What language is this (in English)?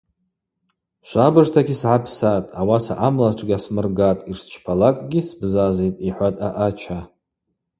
Abaza